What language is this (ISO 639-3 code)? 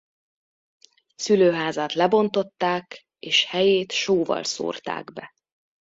hun